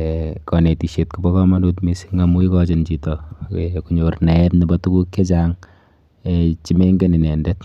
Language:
Kalenjin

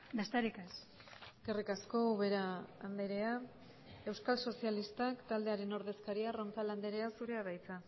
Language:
Basque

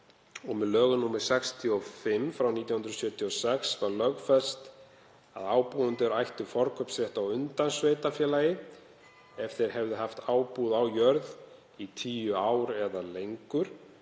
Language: Icelandic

